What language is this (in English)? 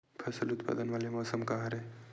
Chhattisgarhi